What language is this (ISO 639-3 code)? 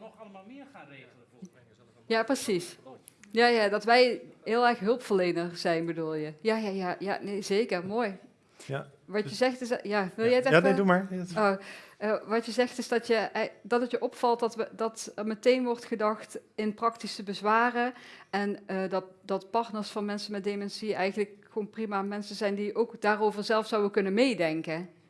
nld